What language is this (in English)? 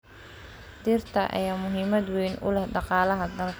Somali